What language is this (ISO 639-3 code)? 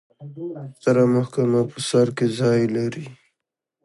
pus